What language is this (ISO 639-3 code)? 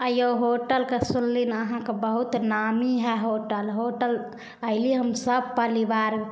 mai